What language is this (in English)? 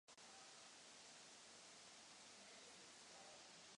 Czech